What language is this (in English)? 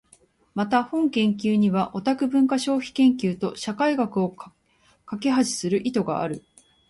Japanese